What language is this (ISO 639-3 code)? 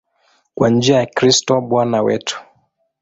swa